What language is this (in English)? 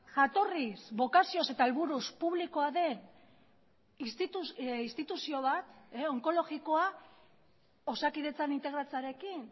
Basque